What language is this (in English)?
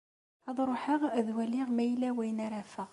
Kabyle